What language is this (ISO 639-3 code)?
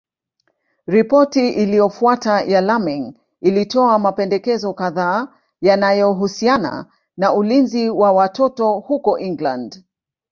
swa